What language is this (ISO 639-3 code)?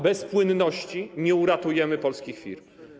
pol